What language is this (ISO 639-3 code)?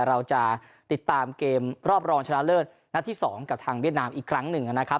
tha